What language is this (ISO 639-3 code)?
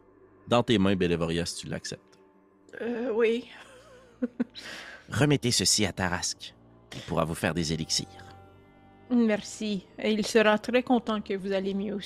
fra